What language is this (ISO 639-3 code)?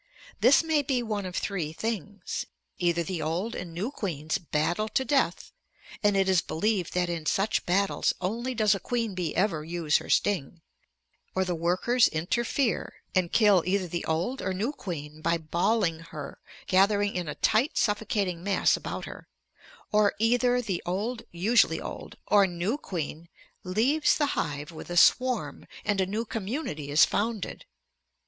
eng